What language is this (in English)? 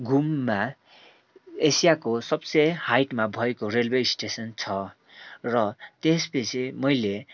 Nepali